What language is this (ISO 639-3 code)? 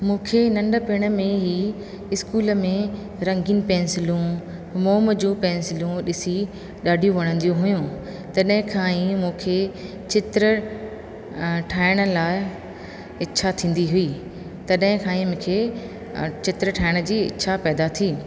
snd